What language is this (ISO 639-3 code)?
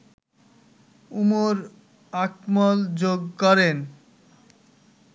ben